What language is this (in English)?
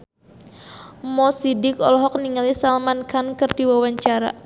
Sundanese